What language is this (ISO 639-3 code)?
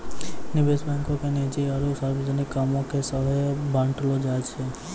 mai